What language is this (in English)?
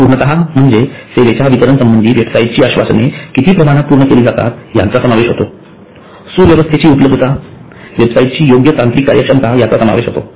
Marathi